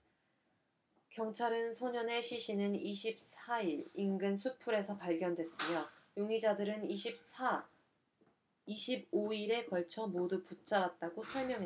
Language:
Korean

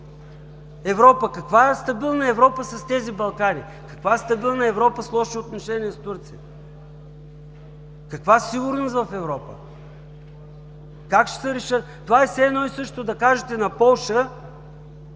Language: Bulgarian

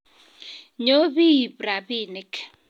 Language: Kalenjin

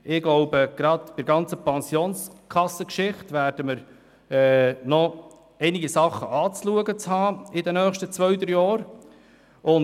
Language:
Swiss German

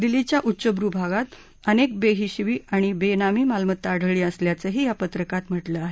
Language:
Marathi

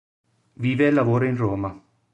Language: Italian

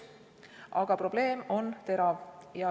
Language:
Estonian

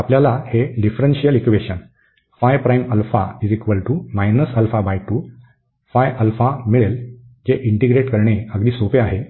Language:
Marathi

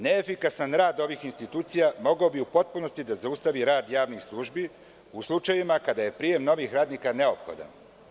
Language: Serbian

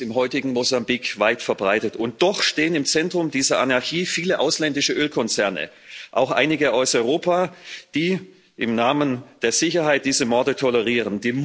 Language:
German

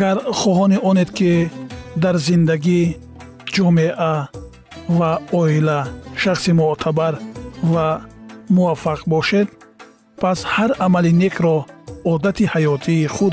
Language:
Persian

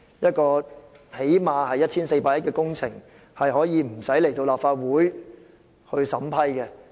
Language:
Cantonese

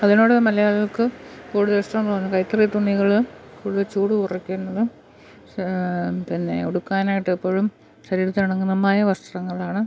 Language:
Malayalam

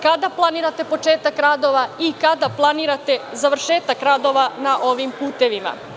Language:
Serbian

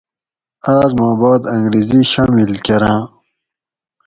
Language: Gawri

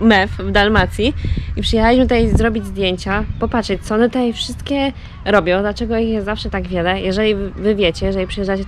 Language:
Polish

